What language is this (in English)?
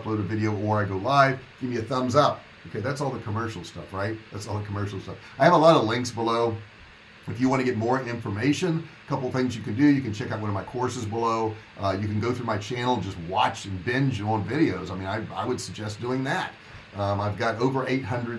English